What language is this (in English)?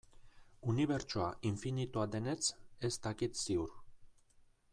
Basque